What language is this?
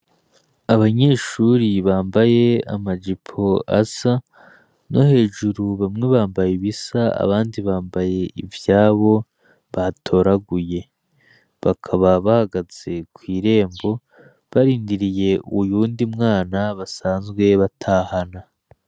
Rundi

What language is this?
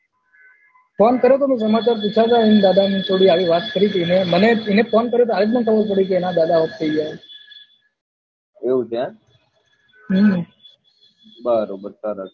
Gujarati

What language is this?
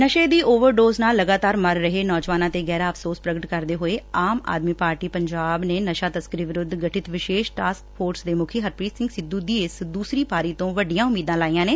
Punjabi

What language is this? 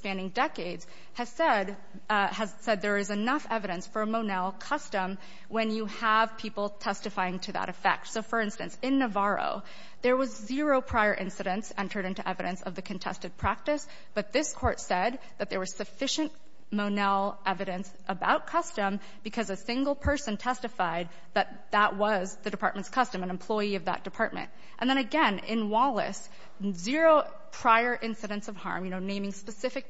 English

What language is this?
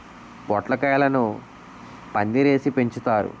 Telugu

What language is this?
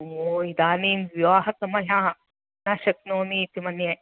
Sanskrit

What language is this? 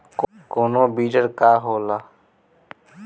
Bhojpuri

